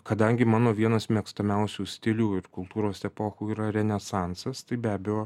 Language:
Lithuanian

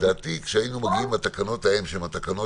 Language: Hebrew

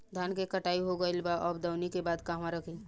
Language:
Bhojpuri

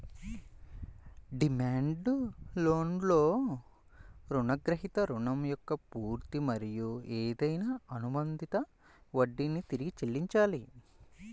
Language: Telugu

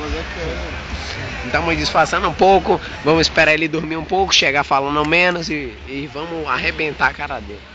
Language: Portuguese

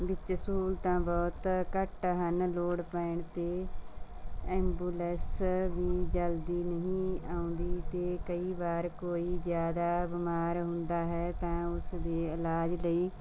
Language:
Punjabi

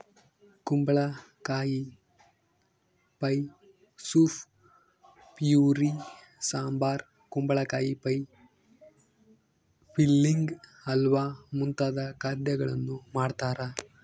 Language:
Kannada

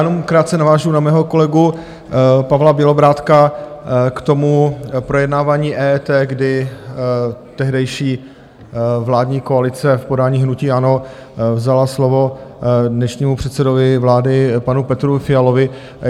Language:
Czech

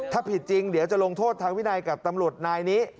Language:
Thai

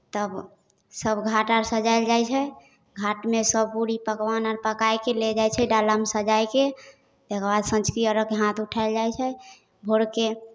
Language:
Maithili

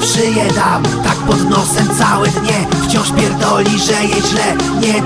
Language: Polish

